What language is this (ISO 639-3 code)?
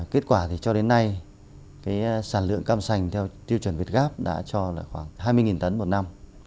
vie